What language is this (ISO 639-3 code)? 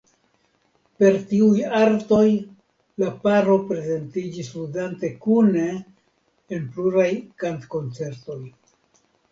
epo